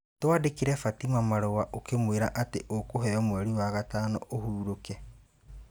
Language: Kikuyu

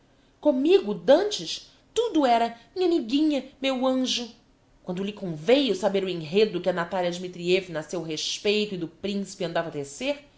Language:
Portuguese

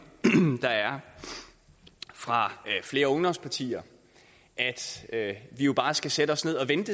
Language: Danish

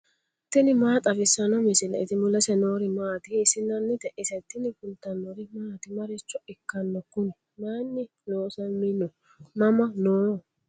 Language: Sidamo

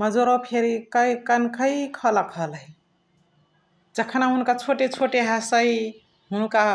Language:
Chitwania Tharu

